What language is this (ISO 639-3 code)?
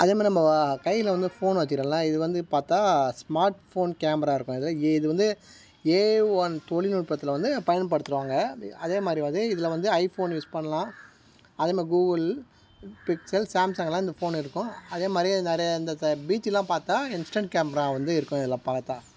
tam